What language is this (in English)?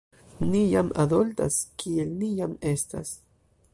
Esperanto